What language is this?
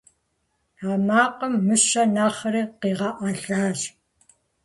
Kabardian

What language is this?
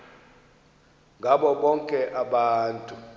Xhosa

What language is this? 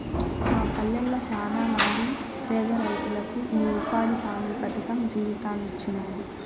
Telugu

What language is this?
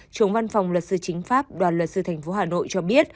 Vietnamese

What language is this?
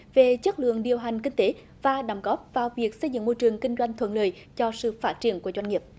Vietnamese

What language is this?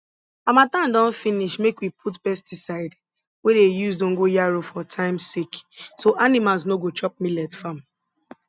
Nigerian Pidgin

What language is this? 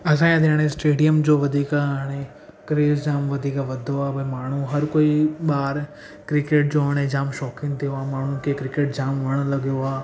Sindhi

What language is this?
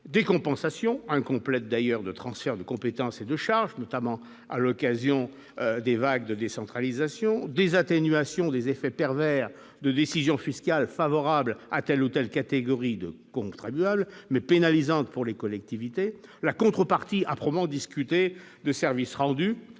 French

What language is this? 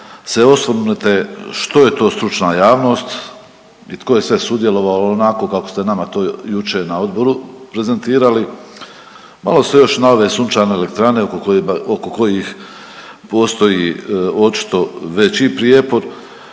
Croatian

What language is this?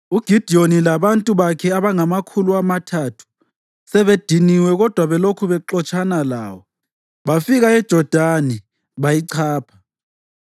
North Ndebele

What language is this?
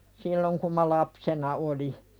Finnish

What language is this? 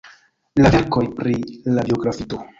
Esperanto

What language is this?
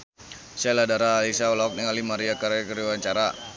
Sundanese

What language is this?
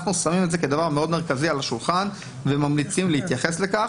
Hebrew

